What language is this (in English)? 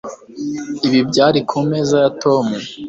Kinyarwanda